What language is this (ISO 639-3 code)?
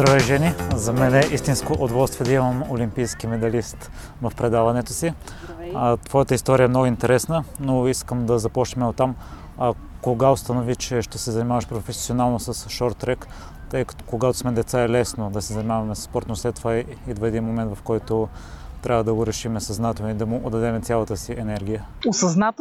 bul